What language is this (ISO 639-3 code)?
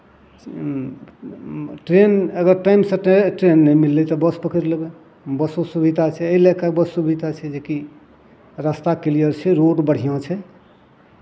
mai